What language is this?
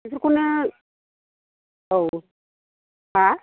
Bodo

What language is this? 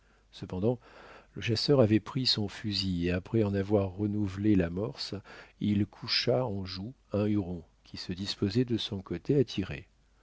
French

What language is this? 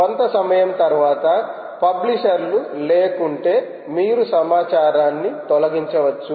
Telugu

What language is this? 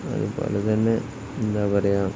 Malayalam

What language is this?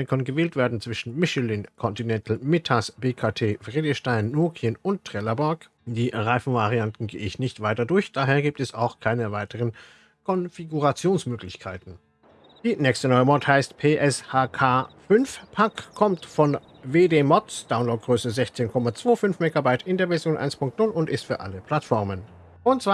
German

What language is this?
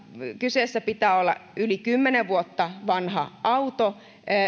Finnish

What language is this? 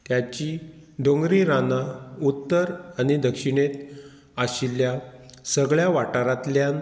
Konkani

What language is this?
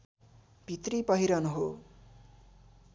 Nepali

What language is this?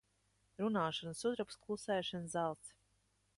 Latvian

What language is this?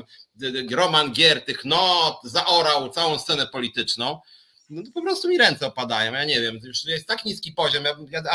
Polish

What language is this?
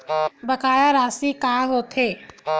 Chhattisgarhi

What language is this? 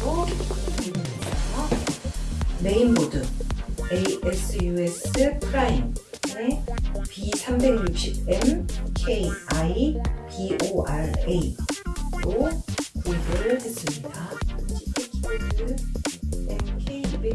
Korean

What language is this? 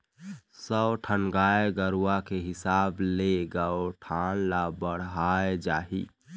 Chhattisgarhi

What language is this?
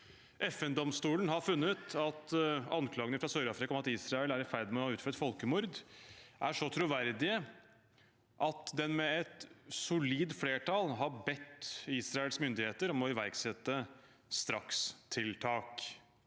Norwegian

